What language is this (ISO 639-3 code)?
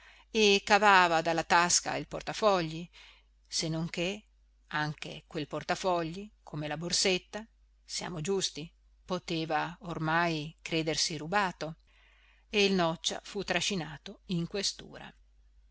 ita